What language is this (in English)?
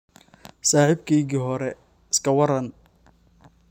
Somali